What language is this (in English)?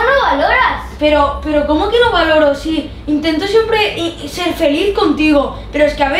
Spanish